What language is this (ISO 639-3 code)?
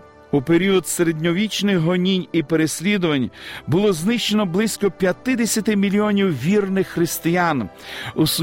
ukr